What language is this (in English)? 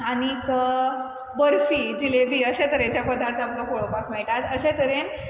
Konkani